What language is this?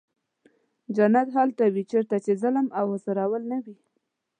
Pashto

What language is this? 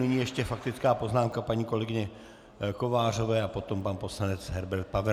Czech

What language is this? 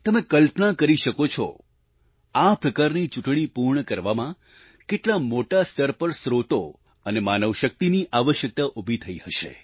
Gujarati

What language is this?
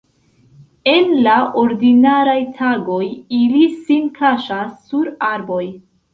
Esperanto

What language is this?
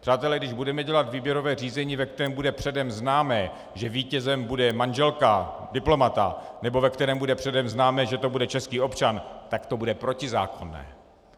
Czech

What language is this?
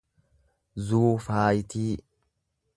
Oromo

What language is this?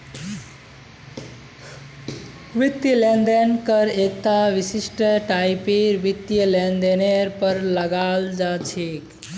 Magahi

